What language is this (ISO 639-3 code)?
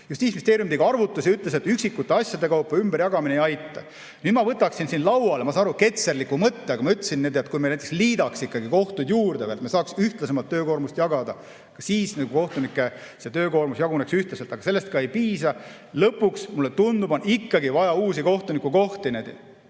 est